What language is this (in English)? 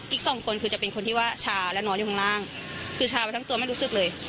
Thai